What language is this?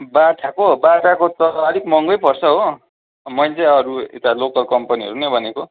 Nepali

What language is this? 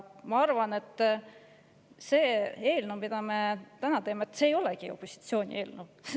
Estonian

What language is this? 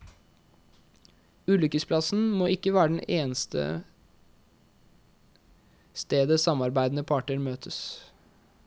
Norwegian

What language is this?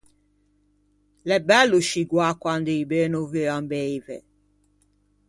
Ligurian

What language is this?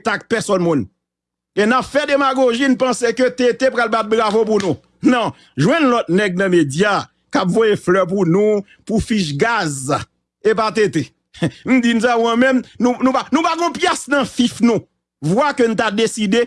French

